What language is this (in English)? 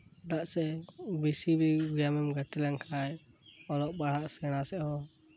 Santali